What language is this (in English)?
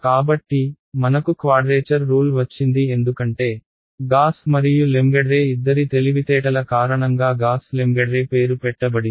Telugu